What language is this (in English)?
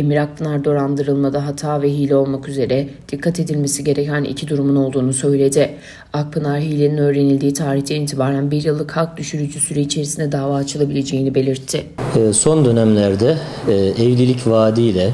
Turkish